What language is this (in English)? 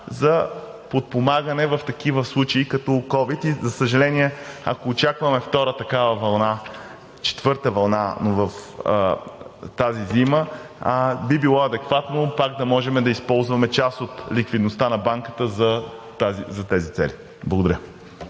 Bulgarian